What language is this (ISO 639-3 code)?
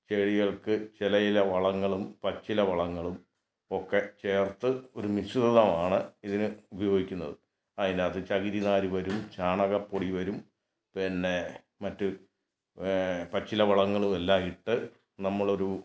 mal